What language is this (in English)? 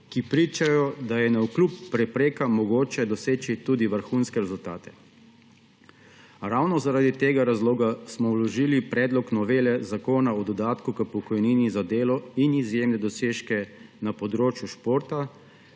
Slovenian